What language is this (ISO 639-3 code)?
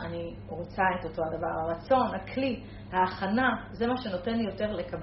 heb